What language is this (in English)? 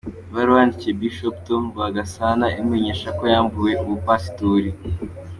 Kinyarwanda